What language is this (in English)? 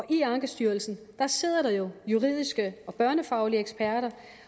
Danish